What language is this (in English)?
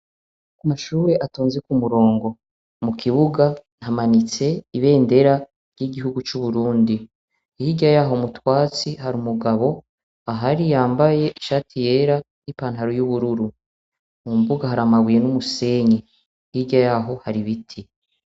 Rundi